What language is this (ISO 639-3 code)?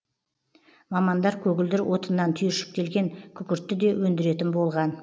kaz